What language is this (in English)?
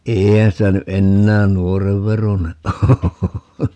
Finnish